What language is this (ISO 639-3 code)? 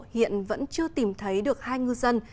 vie